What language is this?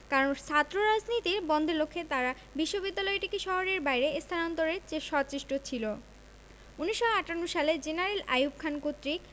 Bangla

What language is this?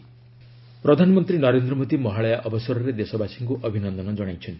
Odia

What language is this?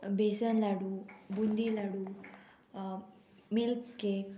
Konkani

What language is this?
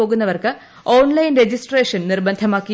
Malayalam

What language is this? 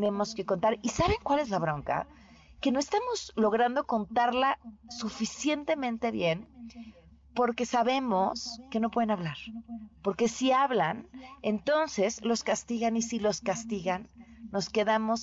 Spanish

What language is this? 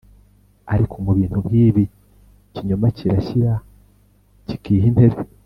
Kinyarwanda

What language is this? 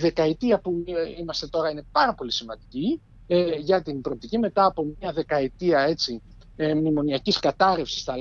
Greek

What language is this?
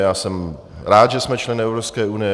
Czech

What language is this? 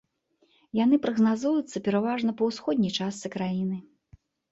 Belarusian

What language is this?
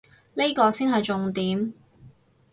Cantonese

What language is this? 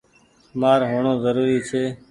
Goaria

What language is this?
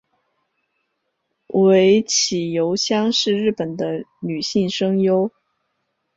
Chinese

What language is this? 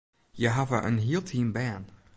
Western Frisian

